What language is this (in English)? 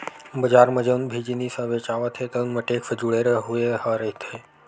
Chhattisgarhi